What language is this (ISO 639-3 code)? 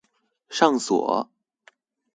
zho